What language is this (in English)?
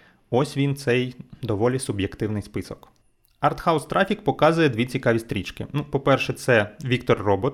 Ukrainian